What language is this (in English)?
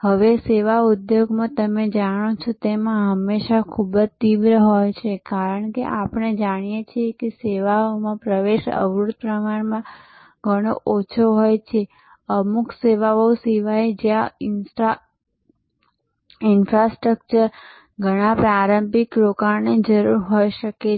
Gujarati